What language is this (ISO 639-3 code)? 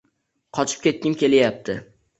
uzb